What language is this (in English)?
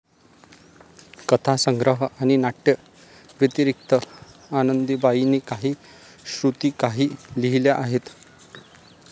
Marathi